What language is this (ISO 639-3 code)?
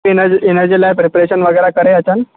snd